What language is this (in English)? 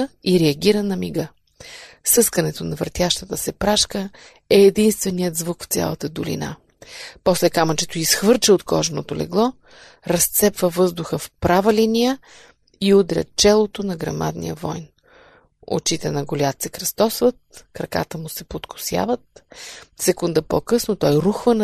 Bulgarian